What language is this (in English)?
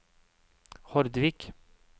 Norwegian